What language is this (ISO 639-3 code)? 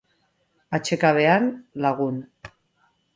eus